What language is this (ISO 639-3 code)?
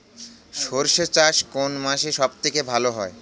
ben